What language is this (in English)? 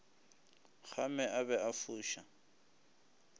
Northern Sotho